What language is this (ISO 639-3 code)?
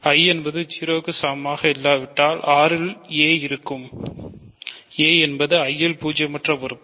tam